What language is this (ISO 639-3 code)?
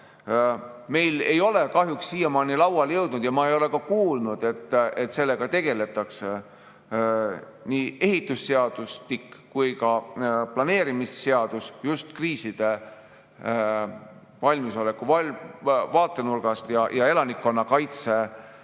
est